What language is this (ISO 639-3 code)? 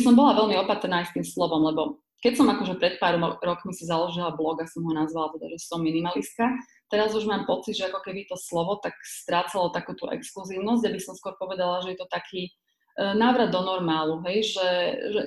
slk